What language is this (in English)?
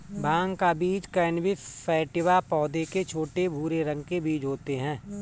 Hindi